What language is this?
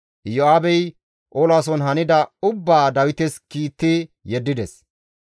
Gamo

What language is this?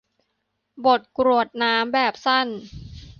Thai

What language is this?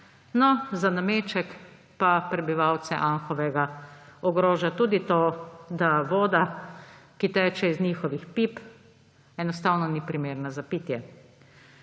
Slovenian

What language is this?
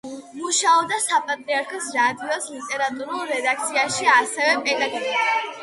Georgian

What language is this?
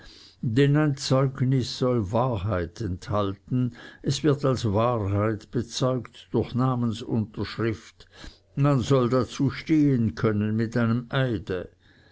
German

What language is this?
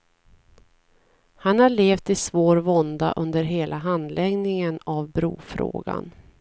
Swedish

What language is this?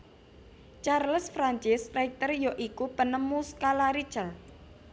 Javanese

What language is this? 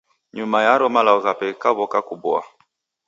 Taita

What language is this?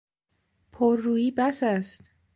Persian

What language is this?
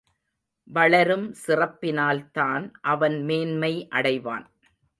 Tamil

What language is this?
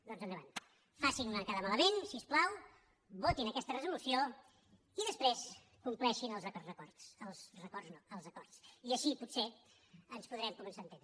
Catalan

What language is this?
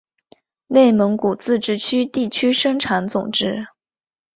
Chinese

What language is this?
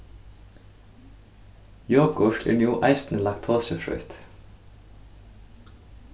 Faroese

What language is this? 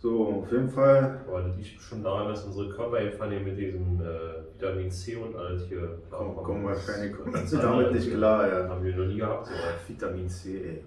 German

